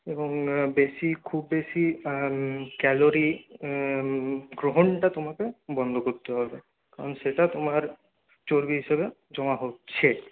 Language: Bangla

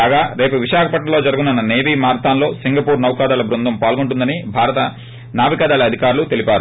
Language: Telugu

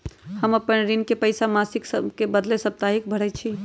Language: Magahi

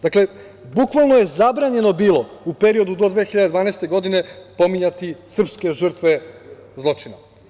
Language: Serbian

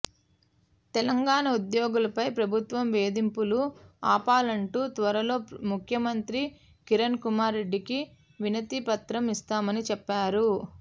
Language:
Telugu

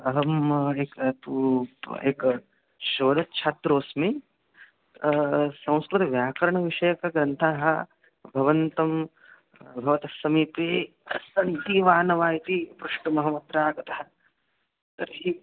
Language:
Sanskrit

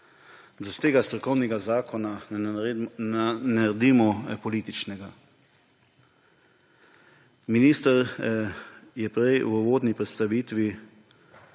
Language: Slovenian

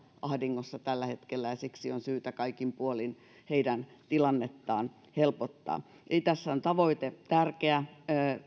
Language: Finnish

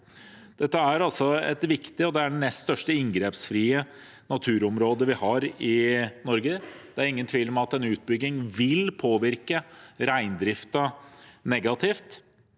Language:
Norwegian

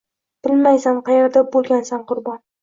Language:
Uzbek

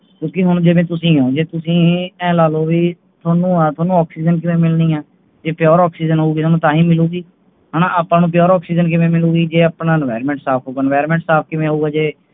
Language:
Punjabi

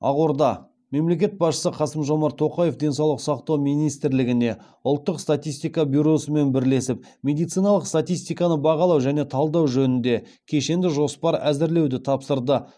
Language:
Kazakh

